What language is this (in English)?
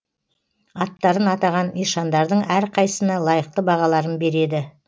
Kazakh